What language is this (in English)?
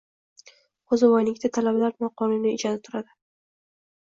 Uzbek